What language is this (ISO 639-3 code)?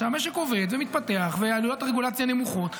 heb